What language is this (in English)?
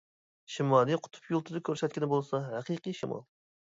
Uyghur